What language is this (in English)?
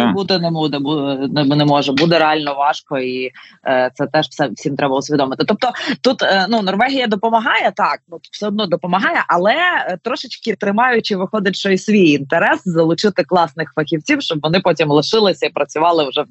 Ukrainian